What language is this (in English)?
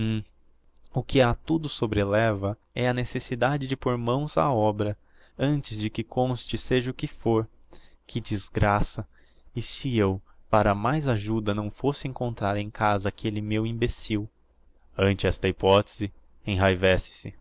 Portuguese